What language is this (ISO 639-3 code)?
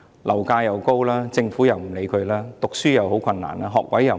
yue